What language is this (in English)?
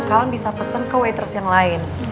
Indonesian